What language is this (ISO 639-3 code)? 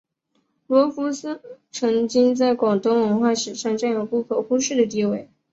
zho